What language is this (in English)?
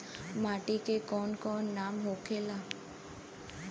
Bhojpuri